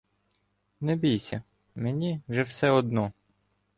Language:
Ukrainian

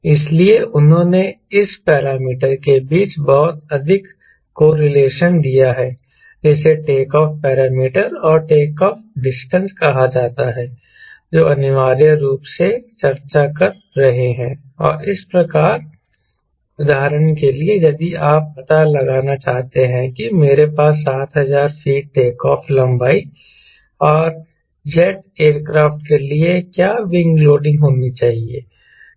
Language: Hindi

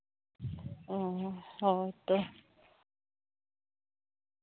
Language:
Santali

